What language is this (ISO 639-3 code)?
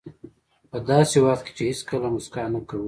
pus